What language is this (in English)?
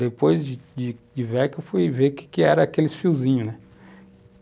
Portuguese